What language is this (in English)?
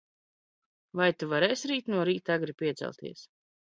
Latvian